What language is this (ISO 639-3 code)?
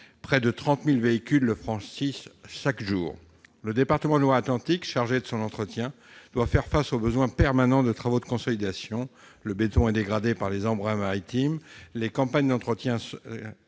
fra